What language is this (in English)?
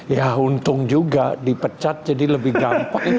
Indonesian